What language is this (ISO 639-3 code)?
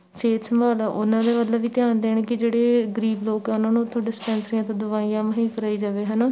pan